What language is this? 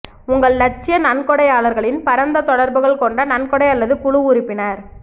Tamil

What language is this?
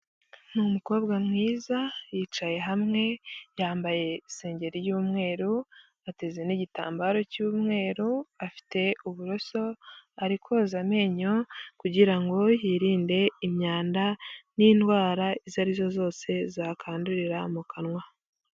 Kinyarwanda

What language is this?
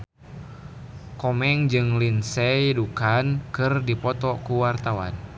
Sundanese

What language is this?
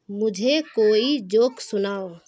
Urdu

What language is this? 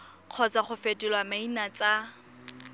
Tswana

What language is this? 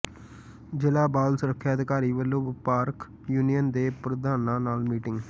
Punjabi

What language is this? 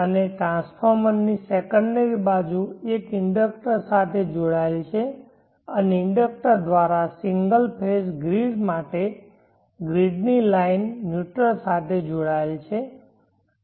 Gujarati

